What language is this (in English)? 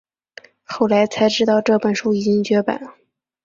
Chinese